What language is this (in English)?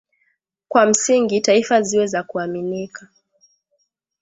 Swahili